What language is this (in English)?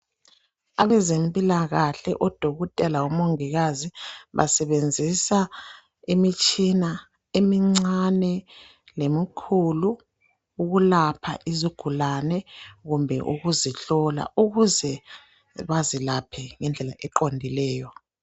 North Ndebele